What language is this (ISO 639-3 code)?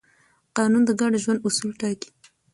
pus